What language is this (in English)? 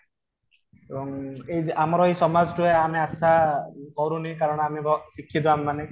Odia